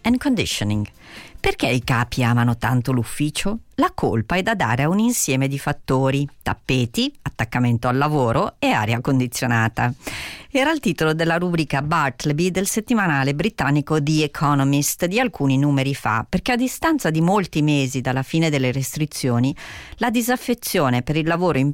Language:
Italian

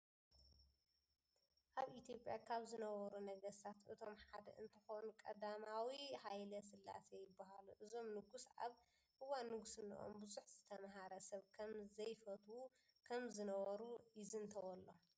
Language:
Tigrinya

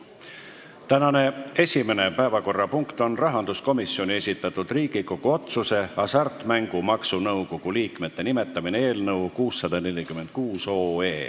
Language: Estonian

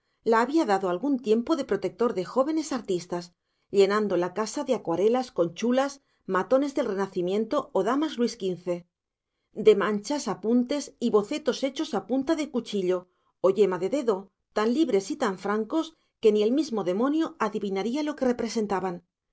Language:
Spanish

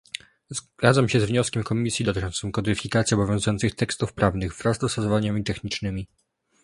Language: Polish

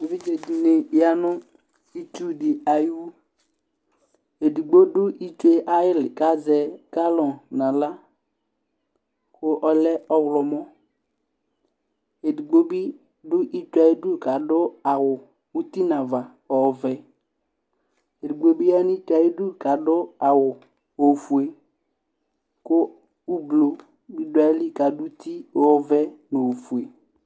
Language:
Ikposo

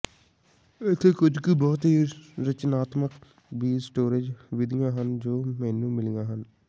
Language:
Punjabi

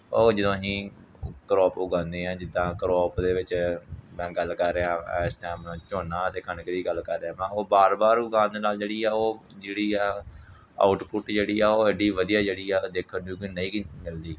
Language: Punjabi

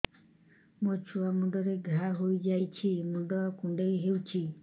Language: Odia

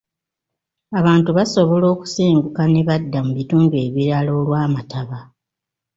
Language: Ganda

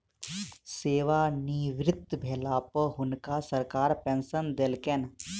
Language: Maithili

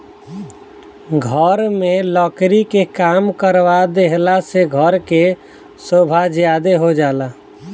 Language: Bhojpuri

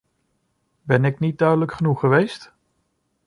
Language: Dutch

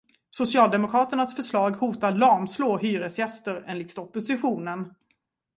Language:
Swedish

